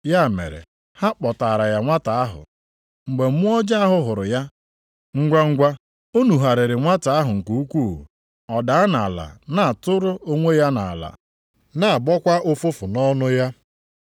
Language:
Igbo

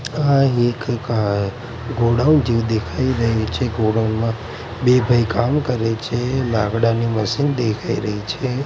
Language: Gujarati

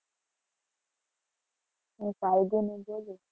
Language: Gujarati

